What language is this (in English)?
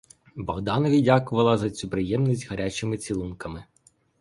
Ukrainian